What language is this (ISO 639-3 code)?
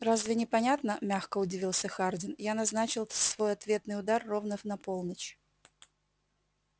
rus